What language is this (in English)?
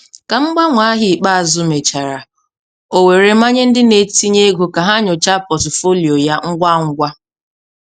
Igbo